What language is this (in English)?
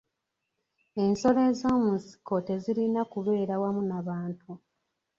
Ganda